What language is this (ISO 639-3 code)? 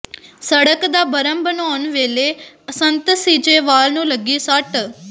pan